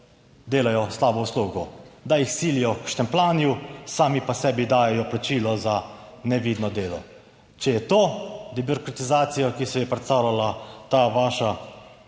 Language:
Slovenian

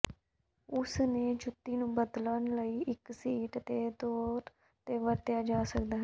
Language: Punjabi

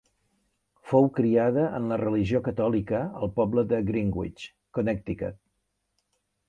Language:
Catalan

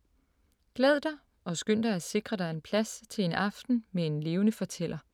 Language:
Danish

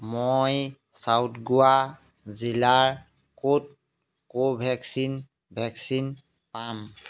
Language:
Assamese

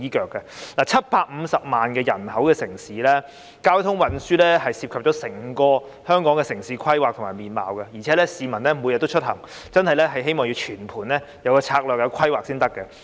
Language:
Cantonese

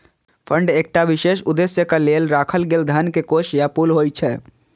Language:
Maithili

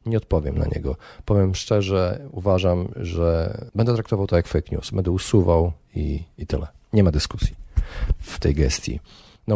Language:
Polish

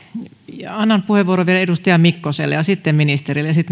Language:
Finnish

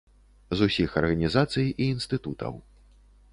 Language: Belarusian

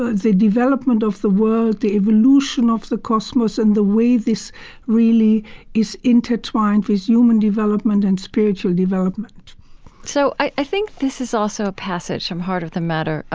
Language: English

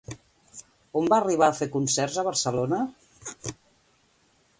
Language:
Catalan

